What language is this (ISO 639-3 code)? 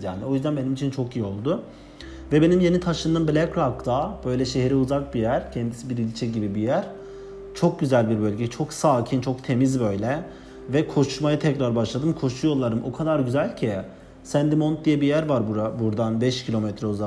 tur